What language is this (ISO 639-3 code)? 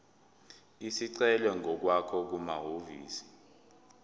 zul